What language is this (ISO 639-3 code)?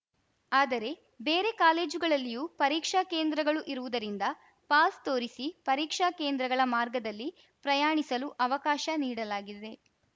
kan